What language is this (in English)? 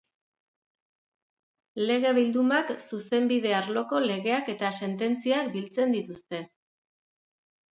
Basque